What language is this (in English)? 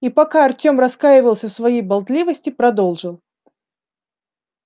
Russian